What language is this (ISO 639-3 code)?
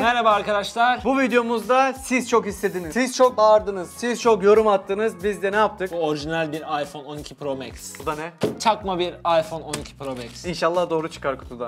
tur